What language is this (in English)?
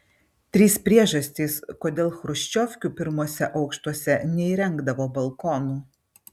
Lithuanian